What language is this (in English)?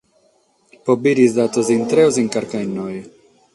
Sardinian